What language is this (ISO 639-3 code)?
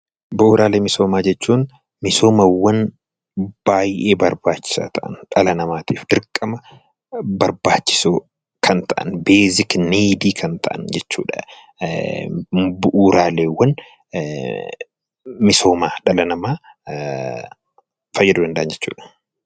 orm